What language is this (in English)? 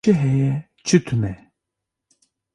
Kurdish